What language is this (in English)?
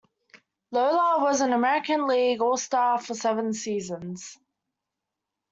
English